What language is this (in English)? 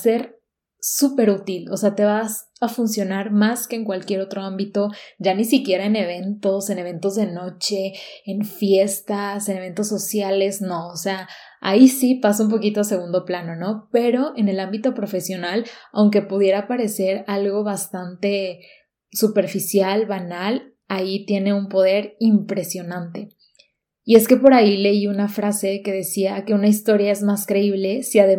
Spanish